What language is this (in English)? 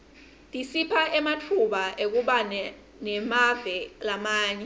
Swati